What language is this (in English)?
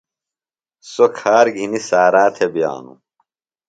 Phalura